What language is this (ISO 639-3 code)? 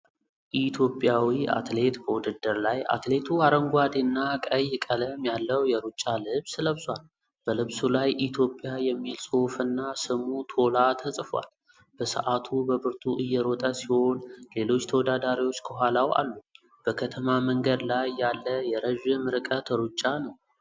amh